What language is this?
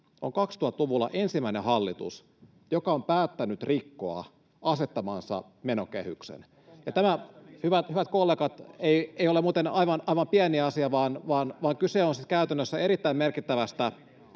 Finnish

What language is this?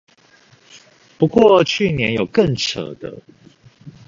Chinese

